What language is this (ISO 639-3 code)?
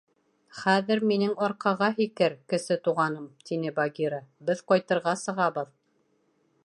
bak